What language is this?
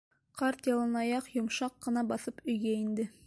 Bashkir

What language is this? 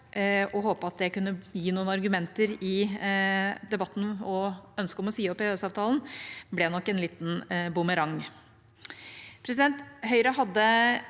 Norwegian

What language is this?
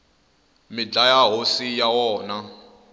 Tsonga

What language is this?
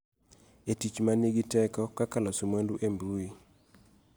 Luo (Kenya and Tanzania)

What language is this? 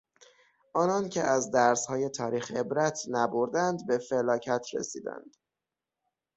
Persian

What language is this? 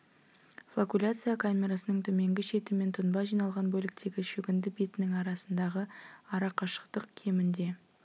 Kazakh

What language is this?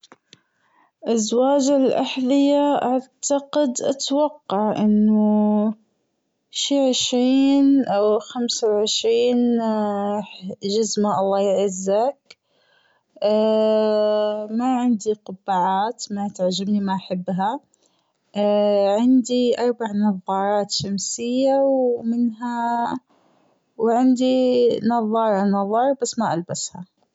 Gulf Arabic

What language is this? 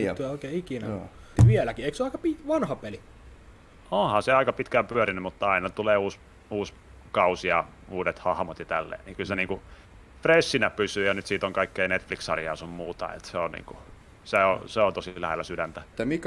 Finnish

